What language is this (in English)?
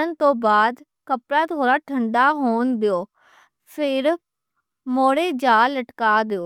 Western Panjabi